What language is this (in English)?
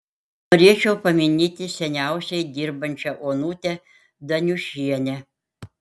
Lithuanian